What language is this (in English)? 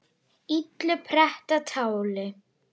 Icelandic